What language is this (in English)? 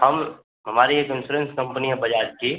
Hindi